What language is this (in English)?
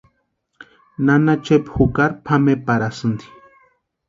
Western Highland Purepecha